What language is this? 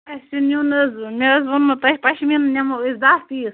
Kashmiri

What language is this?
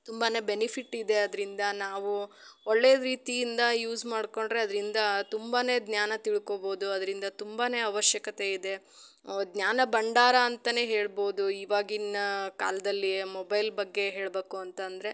Kannada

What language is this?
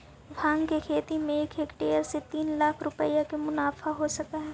Magahi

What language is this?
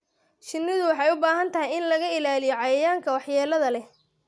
Somali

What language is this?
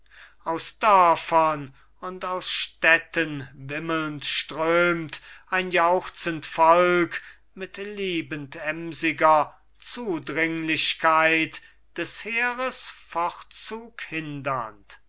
German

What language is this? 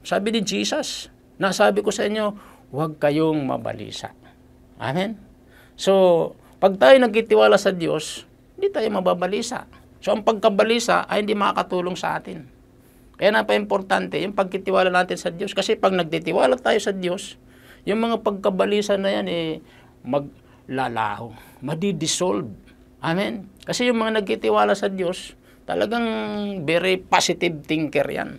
Filipino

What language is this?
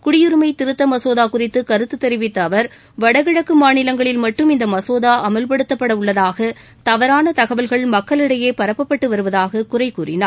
Tamil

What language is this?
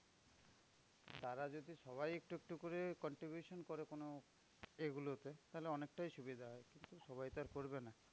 Bangla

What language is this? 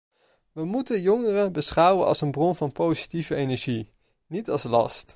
Dutch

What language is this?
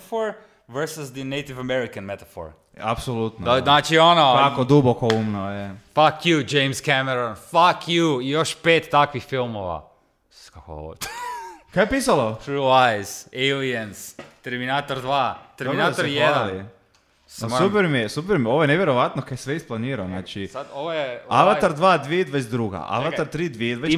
Croatian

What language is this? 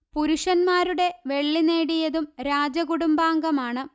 Malayalam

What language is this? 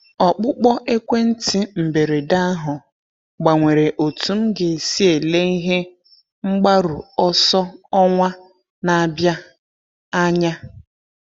Igbo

